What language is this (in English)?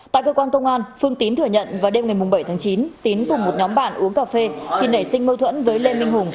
Vietnamese